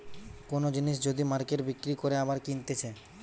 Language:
Bangla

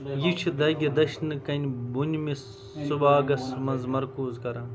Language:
Kashmiri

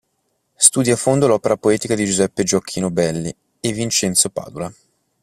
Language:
Italian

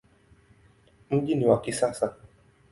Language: Swahili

